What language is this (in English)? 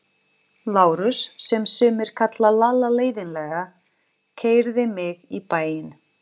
Icelandic